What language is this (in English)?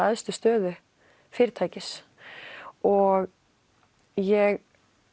Icelandic